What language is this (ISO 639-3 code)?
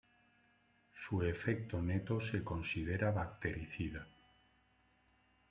spa